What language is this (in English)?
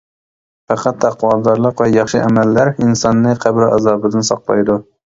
Uyghur